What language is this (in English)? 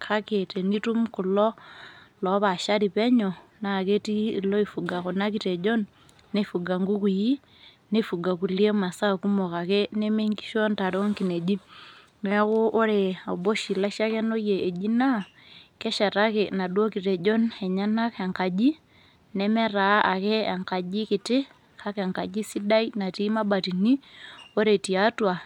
Masai